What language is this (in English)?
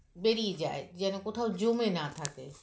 Bangla